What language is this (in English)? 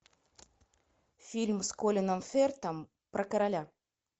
Russian